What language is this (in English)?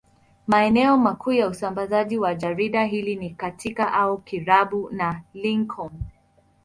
Swahili